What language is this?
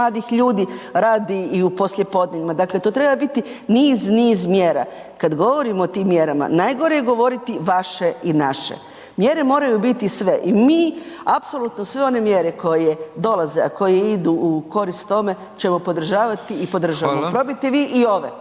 Croatian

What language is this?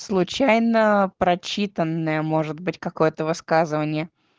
Russian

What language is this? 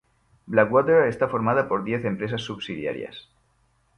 Spanish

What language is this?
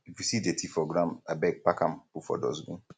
Nigerian Pidgin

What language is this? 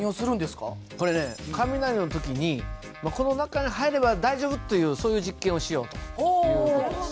Japanese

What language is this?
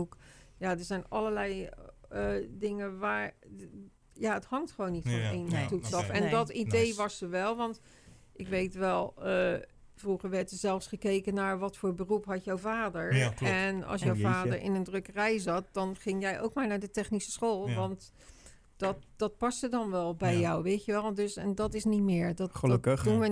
Dutch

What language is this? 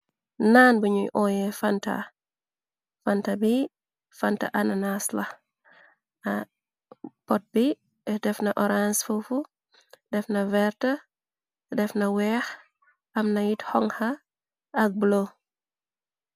Wolof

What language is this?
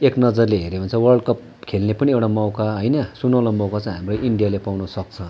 Nepali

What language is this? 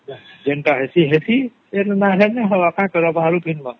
Odia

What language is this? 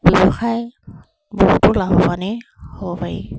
Assamese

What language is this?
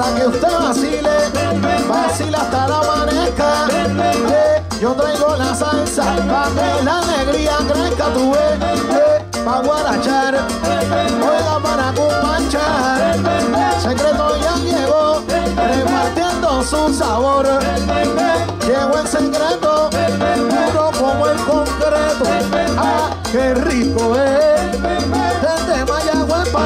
Spanish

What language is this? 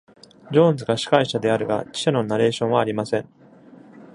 Japanese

